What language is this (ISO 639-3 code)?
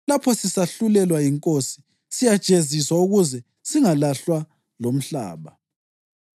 nde